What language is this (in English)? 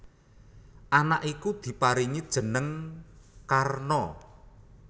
Javanese